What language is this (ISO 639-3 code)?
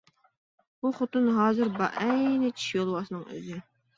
uig